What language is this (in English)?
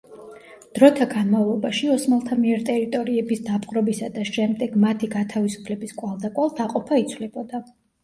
Georgian